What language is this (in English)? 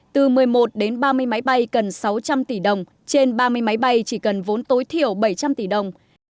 Vietnamese